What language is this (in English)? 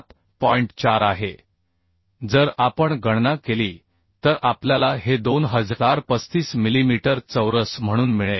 Marathi